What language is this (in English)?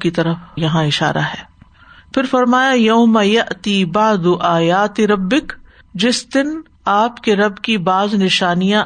Urdu